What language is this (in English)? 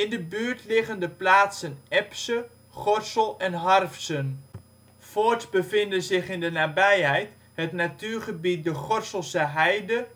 Dutch